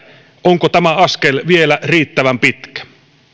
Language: Finnish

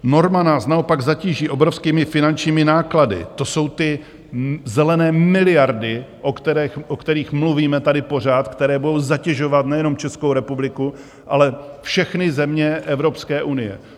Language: Czech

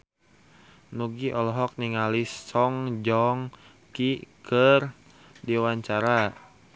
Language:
Sundanese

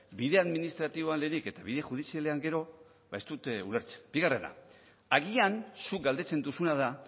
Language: Basque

